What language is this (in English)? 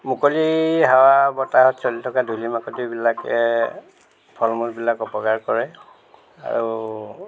Assamese